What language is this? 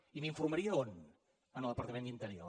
Catalan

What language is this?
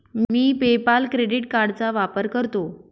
Marathi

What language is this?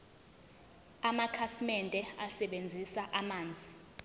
Zulu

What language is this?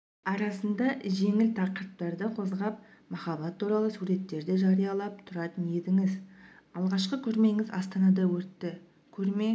Kazakh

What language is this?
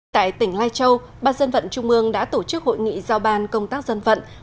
Vietnamese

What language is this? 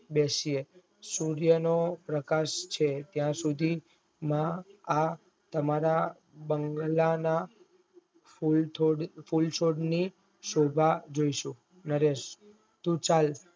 Gujarati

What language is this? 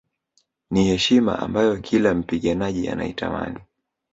Swahili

